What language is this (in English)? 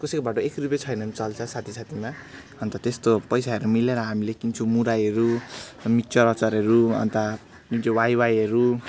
Nepali